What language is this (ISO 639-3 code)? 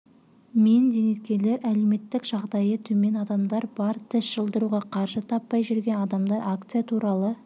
kaz